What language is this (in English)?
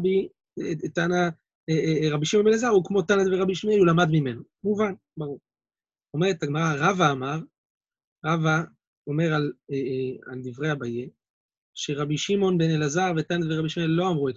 Hebrew